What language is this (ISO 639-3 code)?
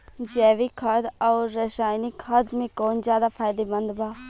bho